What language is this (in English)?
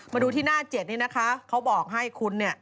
Thai